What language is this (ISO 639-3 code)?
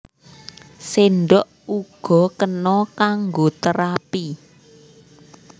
jav